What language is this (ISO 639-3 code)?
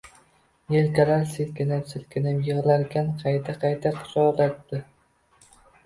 uzb